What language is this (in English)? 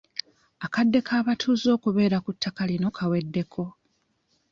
Ganda